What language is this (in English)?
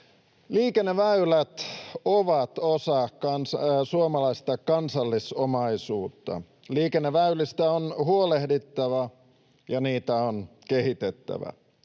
Finnish